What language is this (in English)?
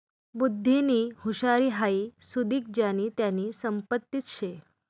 Marathi